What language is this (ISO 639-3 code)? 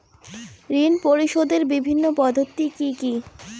ben